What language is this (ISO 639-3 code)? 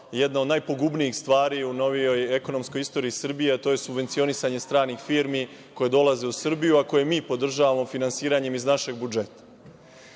srp